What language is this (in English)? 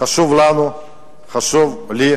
Hebrew